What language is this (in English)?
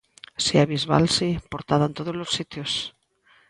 Galician